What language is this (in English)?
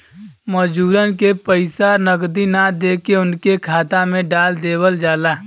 Bhojpuri